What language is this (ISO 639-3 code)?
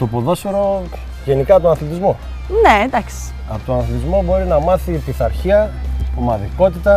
ell